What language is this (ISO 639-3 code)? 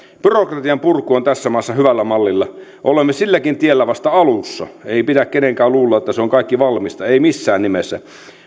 fin